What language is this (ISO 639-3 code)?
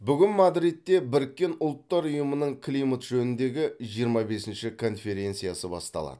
kaz